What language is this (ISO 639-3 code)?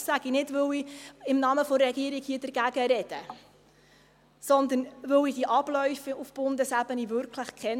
gsw